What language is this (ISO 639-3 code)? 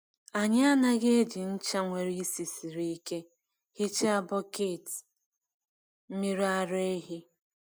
ibo